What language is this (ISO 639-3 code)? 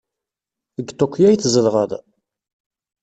kab